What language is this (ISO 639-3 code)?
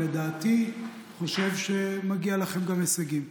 heb